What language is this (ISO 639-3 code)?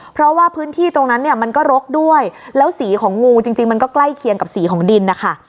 tha